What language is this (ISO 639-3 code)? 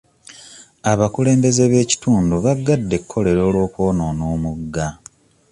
lug